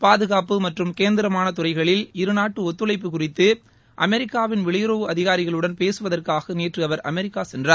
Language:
Tamil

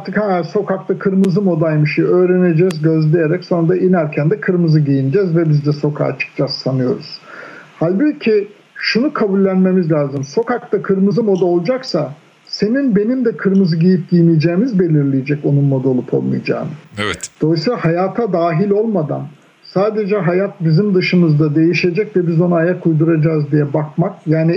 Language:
Turkish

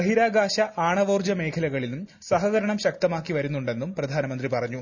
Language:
Malayalam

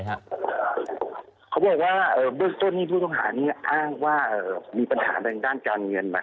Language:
Thai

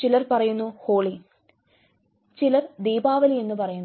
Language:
Malayalam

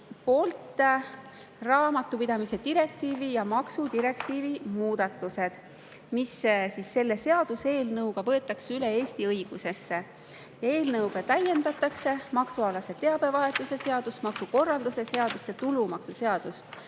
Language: Estonian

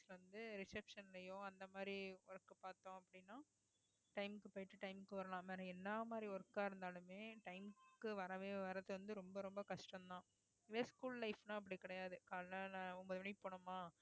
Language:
Tamil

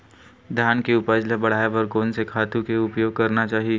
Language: Chhattisgarhi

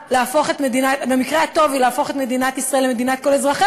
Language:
Hebrew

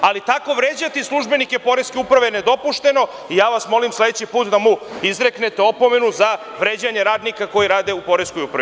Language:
Serbian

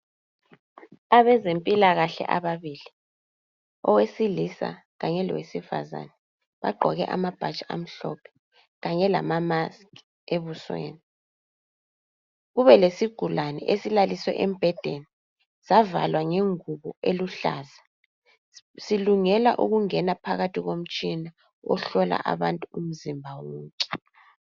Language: North Ndebele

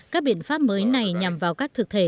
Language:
Vietnamese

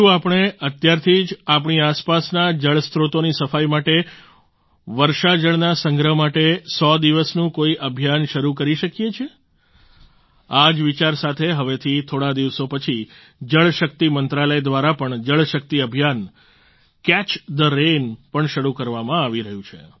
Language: Gujarati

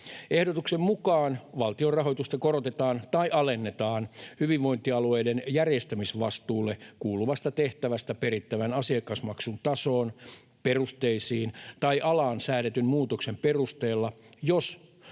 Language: Finnish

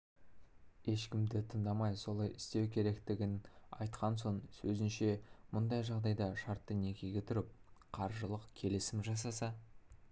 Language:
Kazakh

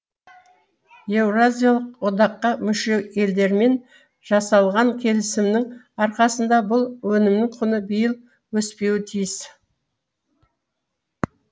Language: Kazakh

